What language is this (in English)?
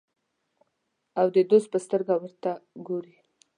Pashto